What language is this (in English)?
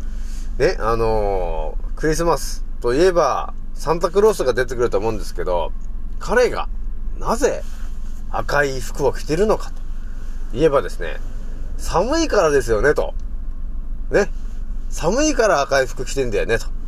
Japanese